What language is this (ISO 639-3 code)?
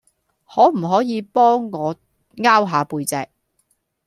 yue